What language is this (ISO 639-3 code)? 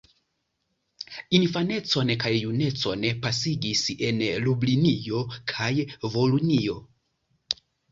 epo